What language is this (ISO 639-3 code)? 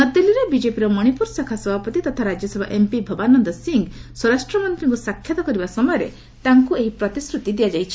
ori